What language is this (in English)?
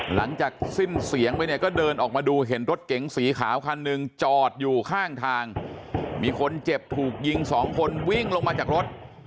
Thai